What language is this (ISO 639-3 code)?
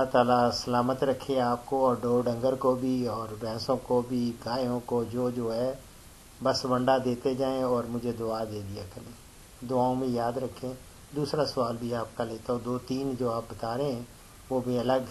tur